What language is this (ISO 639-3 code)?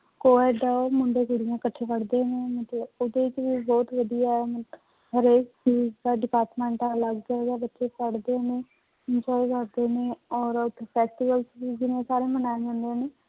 pan